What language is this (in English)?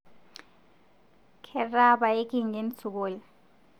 Masai